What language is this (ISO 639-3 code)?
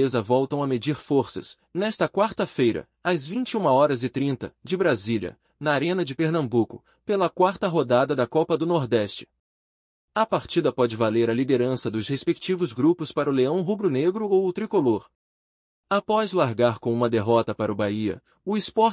por